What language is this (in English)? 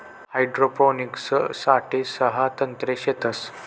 Marathi